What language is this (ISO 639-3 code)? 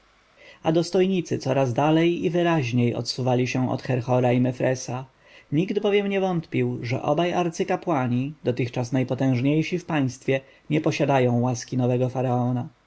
pol